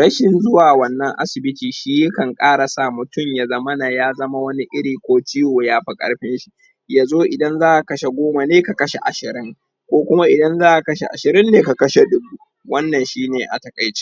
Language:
Hausa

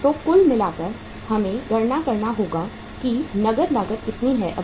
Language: Hindi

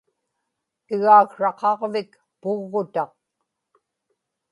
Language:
Inupiaq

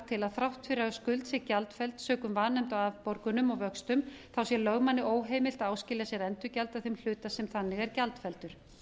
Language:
Icelandic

